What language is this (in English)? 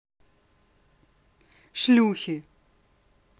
Russian